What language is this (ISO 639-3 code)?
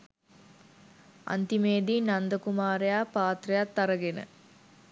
sin